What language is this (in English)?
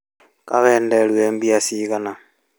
Kikuyu